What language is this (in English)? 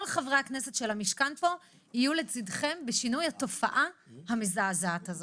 Hebrew